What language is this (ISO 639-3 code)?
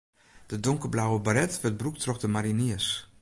fry